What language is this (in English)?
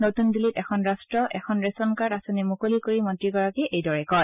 Assamese